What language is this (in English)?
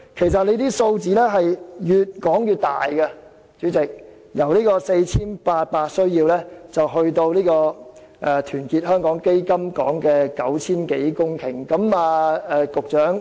Cantonese